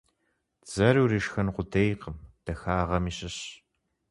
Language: Kabardian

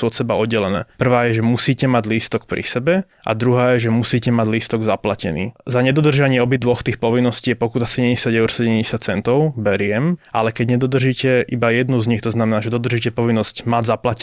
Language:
Slovak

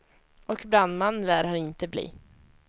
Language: Swedish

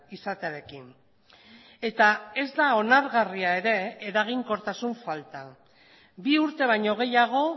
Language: Basque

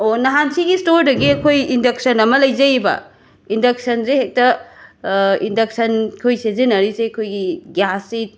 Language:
Manipuri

